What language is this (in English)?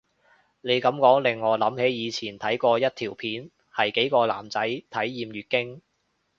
Cantonese